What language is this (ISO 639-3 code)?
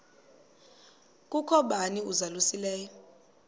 xho